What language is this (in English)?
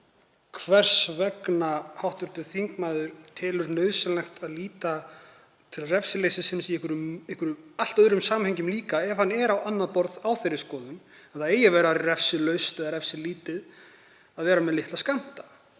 Icelandic